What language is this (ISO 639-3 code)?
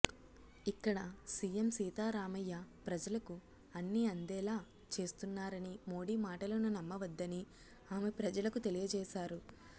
tel